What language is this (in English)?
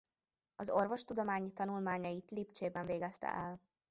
Hungarian